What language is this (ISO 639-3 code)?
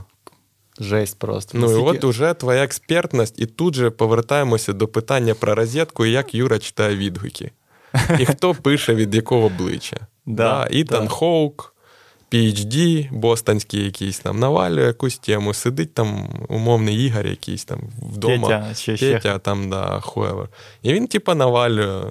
ukr